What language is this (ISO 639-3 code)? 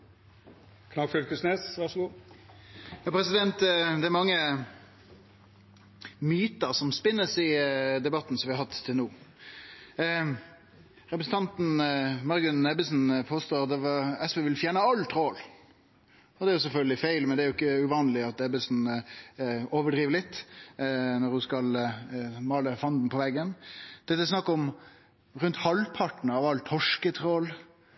nno